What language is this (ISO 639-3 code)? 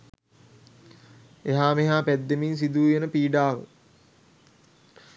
sin